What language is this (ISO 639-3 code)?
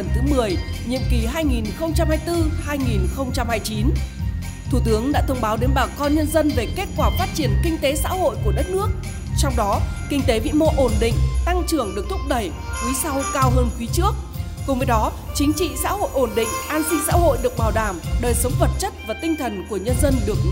vie